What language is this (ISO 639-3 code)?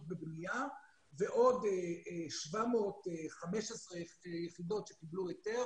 heb